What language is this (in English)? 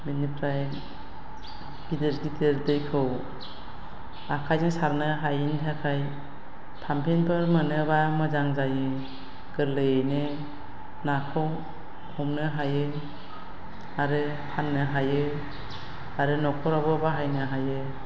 Bodo